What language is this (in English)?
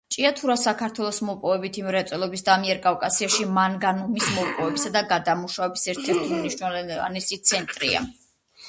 Georgian